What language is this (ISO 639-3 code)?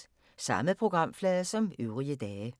dan